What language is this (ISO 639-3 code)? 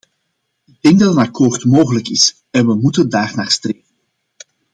nld